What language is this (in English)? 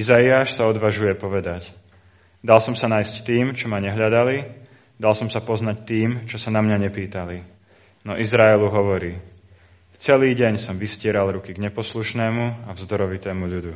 Slovak